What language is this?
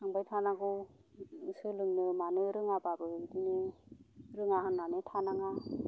Bodo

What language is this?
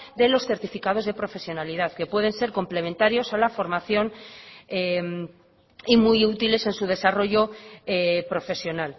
Spanish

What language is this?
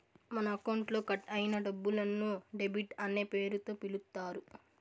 Telugu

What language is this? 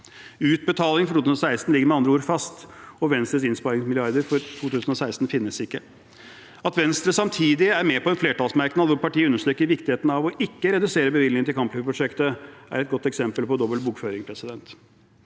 Norwegian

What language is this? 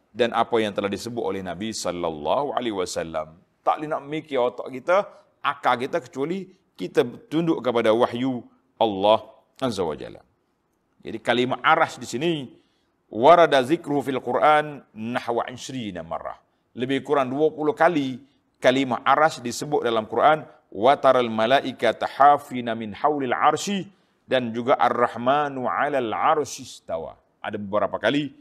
Malay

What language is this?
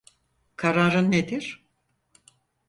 Turkish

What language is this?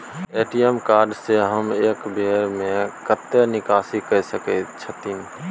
Maithili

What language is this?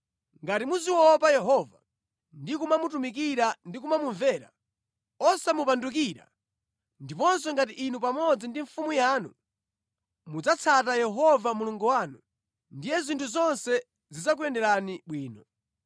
Nyanja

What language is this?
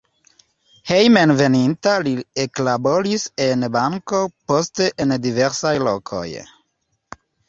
Esperanto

